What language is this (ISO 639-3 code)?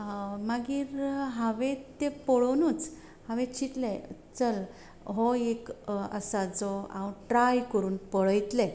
kok